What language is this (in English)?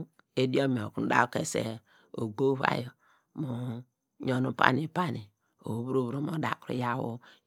Degema